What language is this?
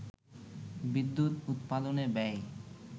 Bangla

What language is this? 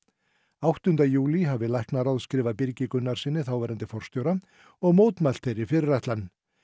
Icelandic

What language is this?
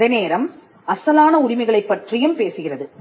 Tamil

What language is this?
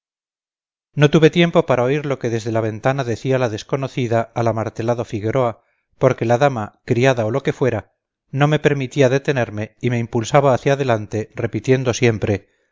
Spanish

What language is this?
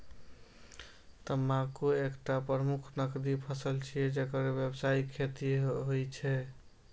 Maithili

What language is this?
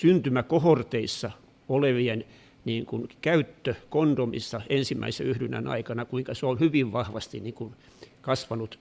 Finnish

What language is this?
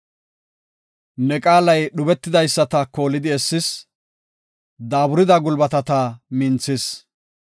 Gofa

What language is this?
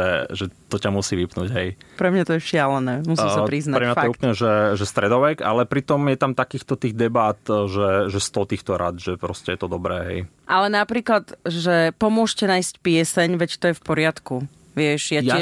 Slovak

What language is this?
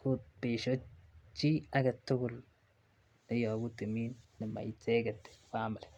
Kalenjin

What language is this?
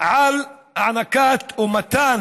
Hebrew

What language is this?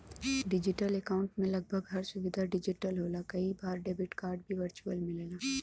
Bhojpuri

